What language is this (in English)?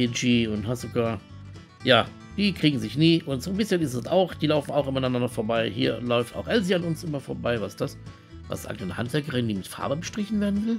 German